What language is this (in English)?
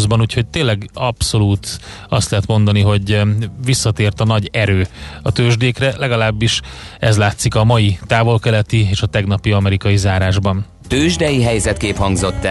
Hungarian